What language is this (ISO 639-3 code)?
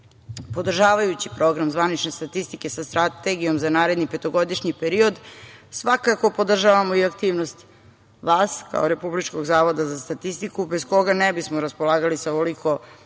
srp